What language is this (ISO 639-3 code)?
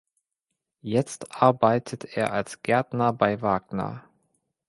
deu